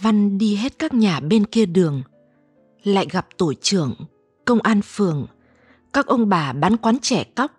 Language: Vietnamese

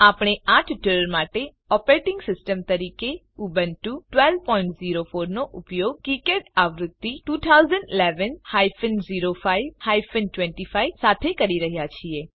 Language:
Gujarati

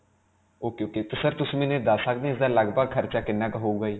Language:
Punjabi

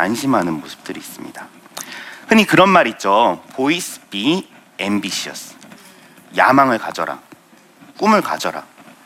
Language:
Korean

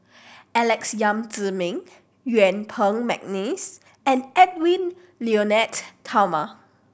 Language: English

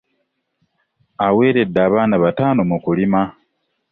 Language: Ganda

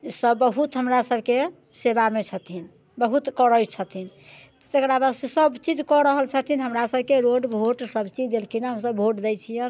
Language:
Maithili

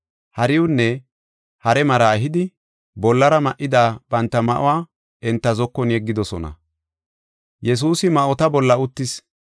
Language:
Gofa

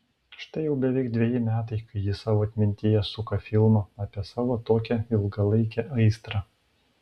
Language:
Lithuanian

